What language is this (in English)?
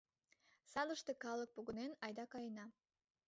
Mari